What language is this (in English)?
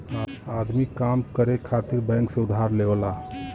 Bhojpuri